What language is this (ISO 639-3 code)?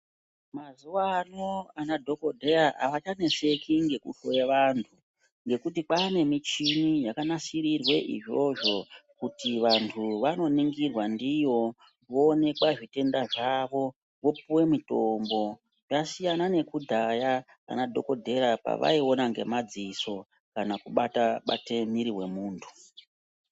ndc